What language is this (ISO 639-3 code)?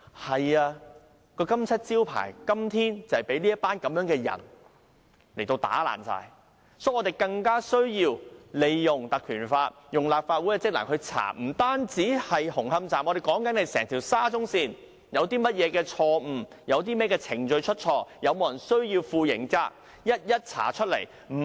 yue